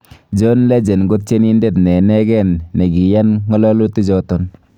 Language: Kalenjin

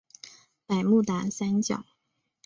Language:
Chinese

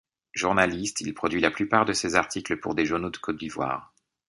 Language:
French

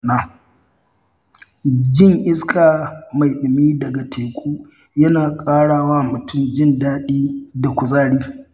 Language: Hausa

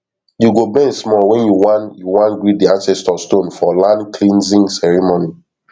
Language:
Nigerian Pidgin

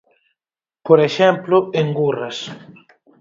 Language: Galician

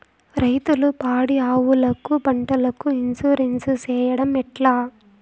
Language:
Telugu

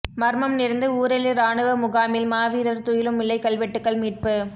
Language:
Tamil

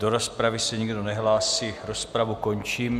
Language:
Czech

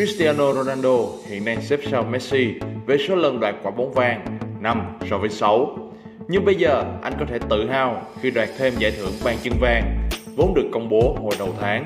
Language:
Vietnamese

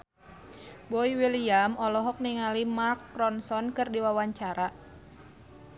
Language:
Sundanese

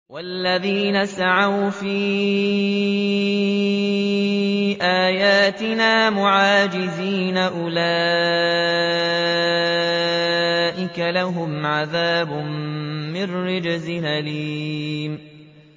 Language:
Arabic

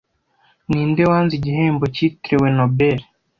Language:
Kinyarwanda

